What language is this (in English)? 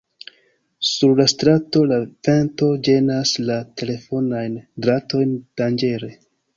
Esperanto